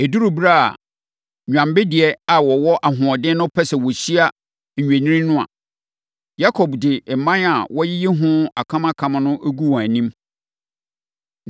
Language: Akan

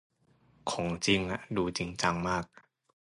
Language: Thai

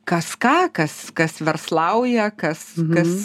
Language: Lithuanian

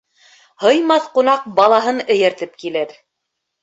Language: Bashkir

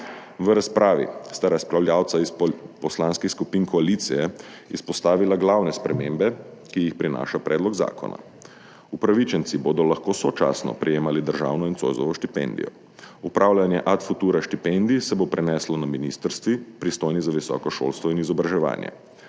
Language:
Slovenian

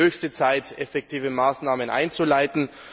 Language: German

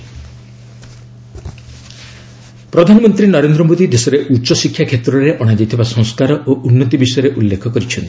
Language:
Odia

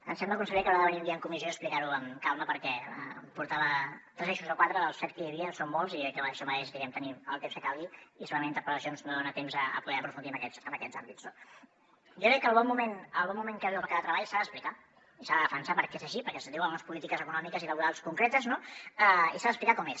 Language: Catalan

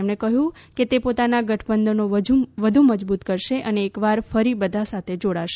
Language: Gujarati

